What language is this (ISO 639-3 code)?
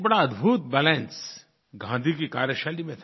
hin